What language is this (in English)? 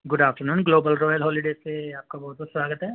Urdu